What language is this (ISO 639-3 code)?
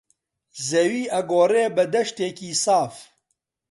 ckb